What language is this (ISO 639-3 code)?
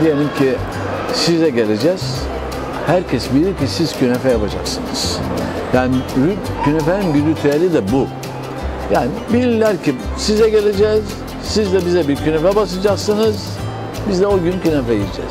tur